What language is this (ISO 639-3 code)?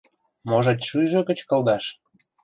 chm